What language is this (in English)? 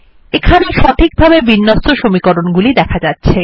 Bangla